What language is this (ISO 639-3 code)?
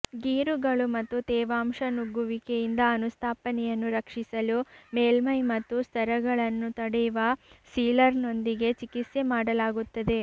kan